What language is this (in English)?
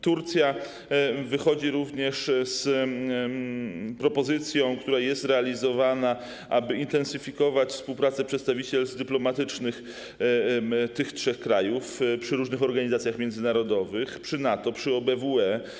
Polish